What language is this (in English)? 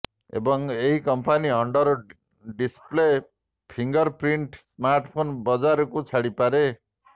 Odia